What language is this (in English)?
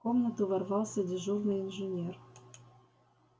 Russian